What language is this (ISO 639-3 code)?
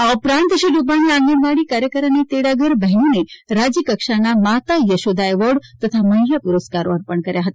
guj